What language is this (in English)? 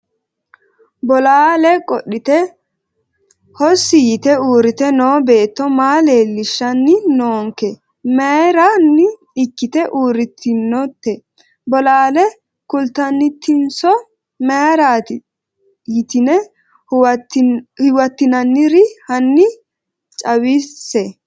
Sidamo